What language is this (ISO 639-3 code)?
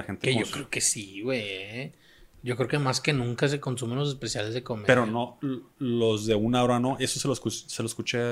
spa